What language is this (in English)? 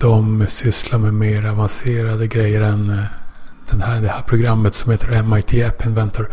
Swedish